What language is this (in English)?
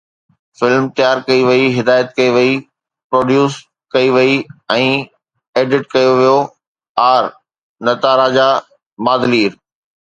Sindhi